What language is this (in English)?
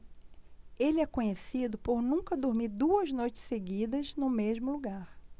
Portuguese